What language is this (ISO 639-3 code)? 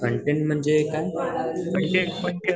mar